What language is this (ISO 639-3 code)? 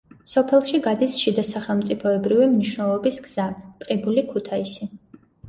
kat